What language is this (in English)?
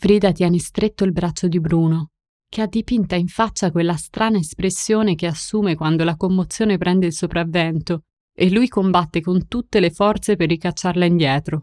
Italian